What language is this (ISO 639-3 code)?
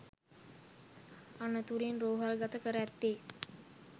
sin